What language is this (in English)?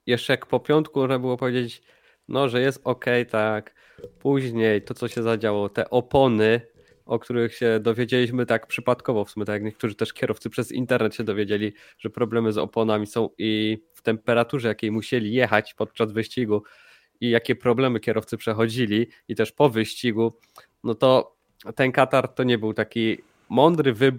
Polish